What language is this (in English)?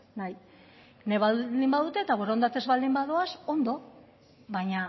Basque